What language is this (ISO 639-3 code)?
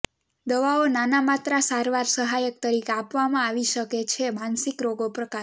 guj